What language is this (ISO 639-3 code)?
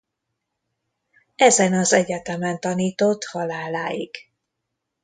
hun